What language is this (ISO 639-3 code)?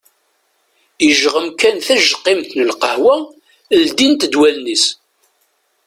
kab